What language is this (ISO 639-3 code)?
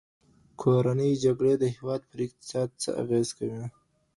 pus